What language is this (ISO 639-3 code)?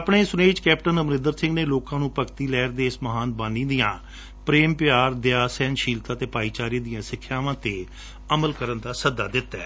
pan